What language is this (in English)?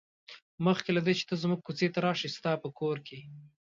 Pashto